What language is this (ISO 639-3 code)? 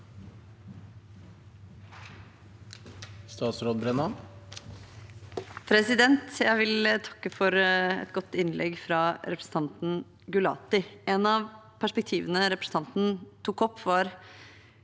nor